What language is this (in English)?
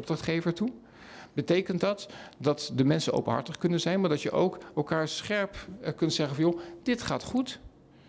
Dutch